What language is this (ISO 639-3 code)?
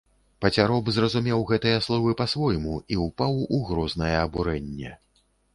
bel